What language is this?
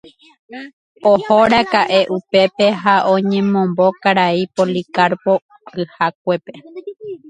Guarani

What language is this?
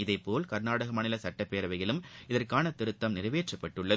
Tamil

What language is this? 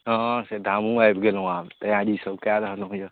Maithili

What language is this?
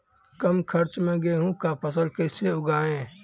Maithili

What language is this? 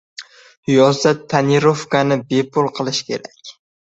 Uzbek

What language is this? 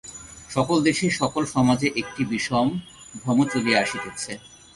Bangla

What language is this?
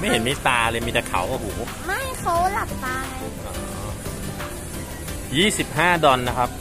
Thai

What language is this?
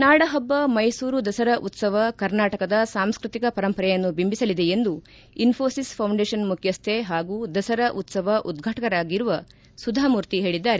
Kannada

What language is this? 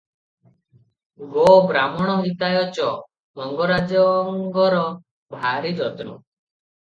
Odia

